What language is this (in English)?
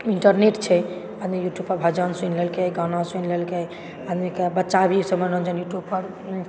Maithili